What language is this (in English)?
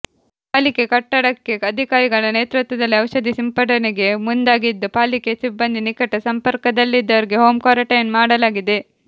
Kannada